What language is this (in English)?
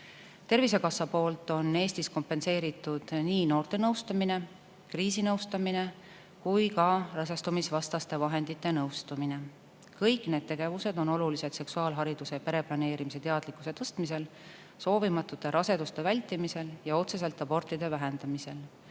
Estonian